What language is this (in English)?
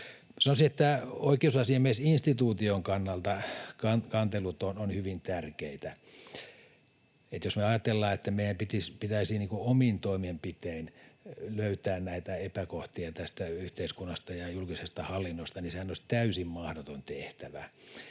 Finnish